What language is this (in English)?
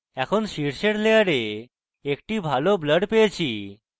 Bangla